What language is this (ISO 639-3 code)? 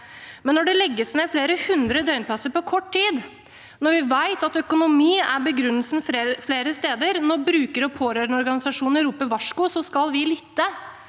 nor